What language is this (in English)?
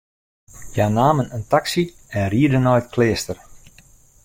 Western Frisian